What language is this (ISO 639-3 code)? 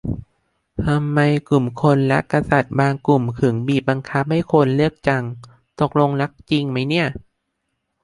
tha